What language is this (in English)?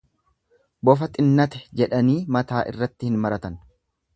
Oromo